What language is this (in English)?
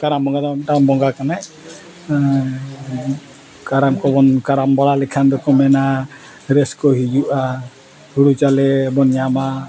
Santali